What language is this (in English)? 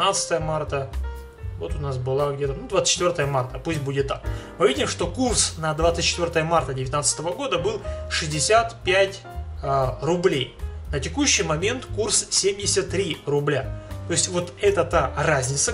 Russian